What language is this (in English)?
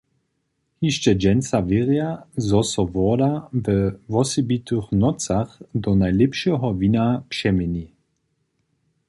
Upper Sorbian